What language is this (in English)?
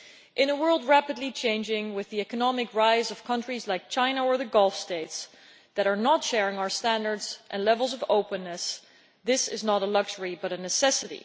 English